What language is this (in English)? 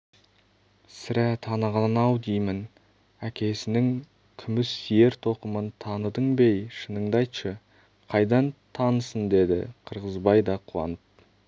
Kazakh